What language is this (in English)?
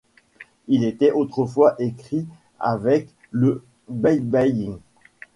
French